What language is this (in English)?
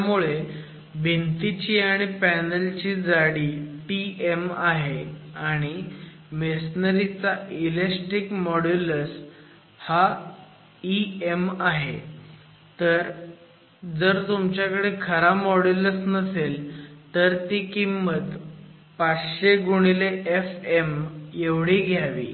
Marathi